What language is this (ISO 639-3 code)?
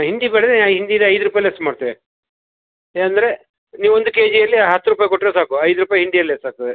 kan